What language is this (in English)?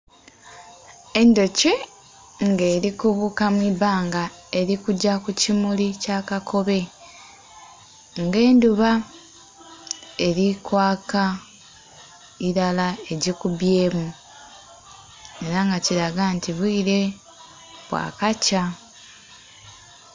Soga